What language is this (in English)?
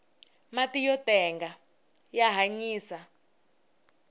Tsonga